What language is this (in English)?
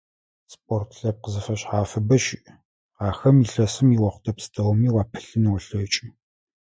Adyghe